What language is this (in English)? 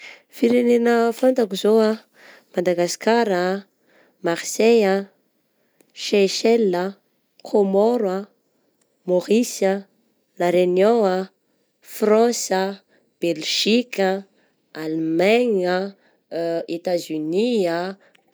Southern Betsimisaraka Malagasy